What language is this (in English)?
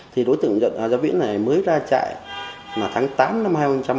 Vietnamese